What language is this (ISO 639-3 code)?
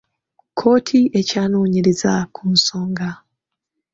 lug